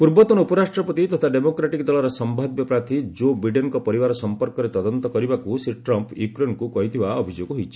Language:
Odia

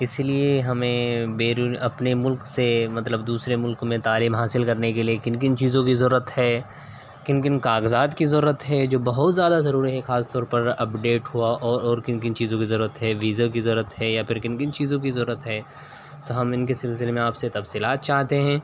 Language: Urdu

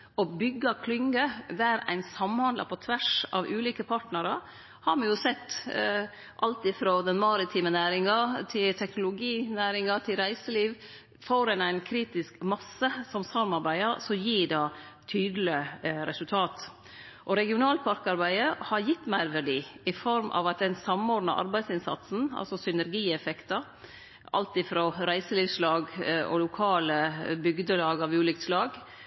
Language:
Norwegian Nynorsk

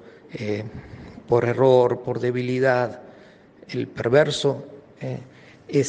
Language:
Spanish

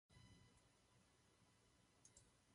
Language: Czech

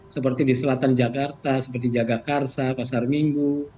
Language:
Indonesian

